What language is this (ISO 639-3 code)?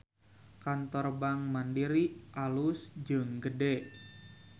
sun